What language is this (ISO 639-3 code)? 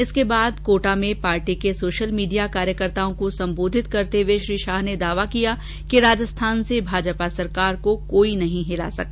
hin